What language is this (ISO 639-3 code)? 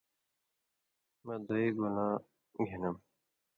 mvy